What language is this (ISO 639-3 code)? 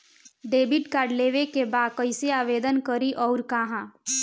bho